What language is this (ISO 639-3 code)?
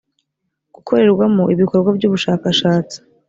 kin